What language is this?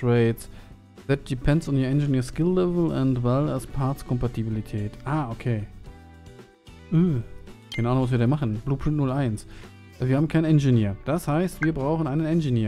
German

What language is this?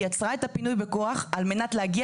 Hebrew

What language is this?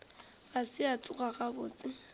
Northern Sotho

